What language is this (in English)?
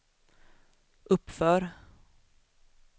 Swedish